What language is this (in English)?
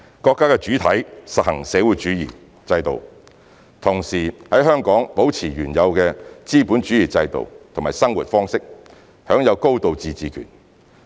Cantonese